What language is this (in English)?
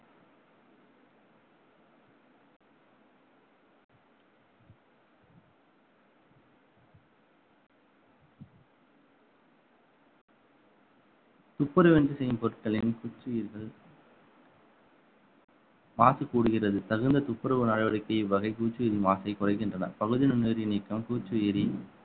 Tamil